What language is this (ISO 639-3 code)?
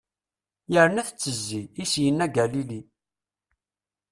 kab